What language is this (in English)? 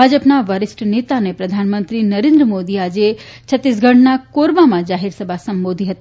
Gujarati